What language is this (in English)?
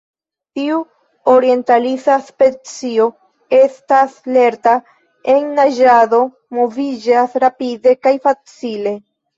Esperanto